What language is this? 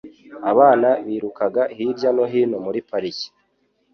Kinyarwanda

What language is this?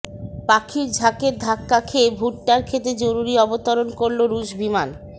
Bangla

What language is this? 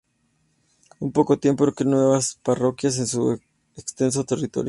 Spanish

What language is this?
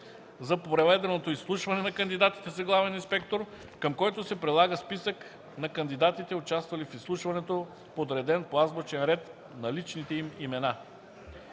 Bulgarian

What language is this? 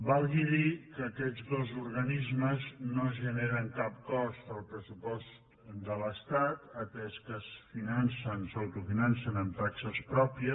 Catalan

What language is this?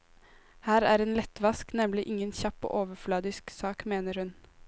Norwegian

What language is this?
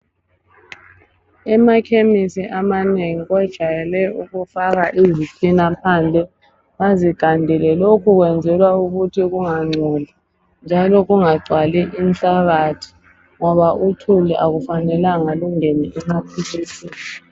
North Ndebele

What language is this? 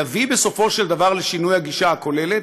Hebrew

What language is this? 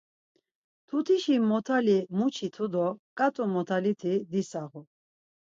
Laz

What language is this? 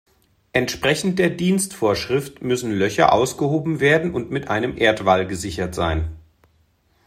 German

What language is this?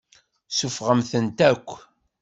Kabyle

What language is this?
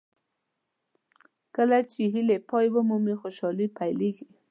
Pashto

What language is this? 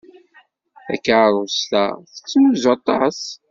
Kabyle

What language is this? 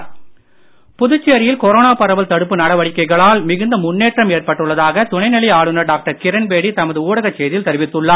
Tamil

